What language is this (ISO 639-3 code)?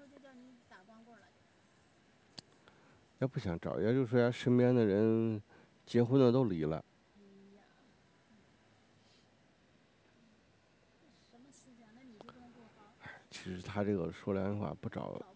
zho